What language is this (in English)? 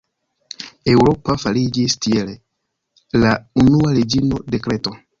Esperanto